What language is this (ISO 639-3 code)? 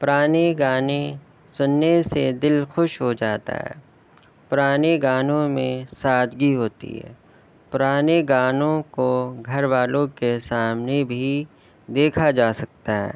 urd